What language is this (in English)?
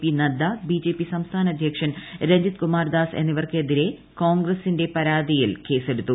Malayalam